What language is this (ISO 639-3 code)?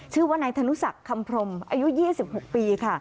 tha